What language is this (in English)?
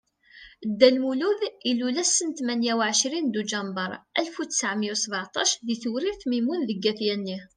Kabyle